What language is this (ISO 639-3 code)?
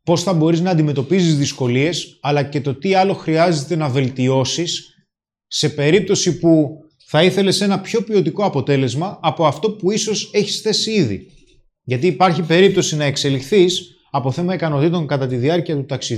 ell